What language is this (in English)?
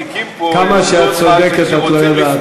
Hebrew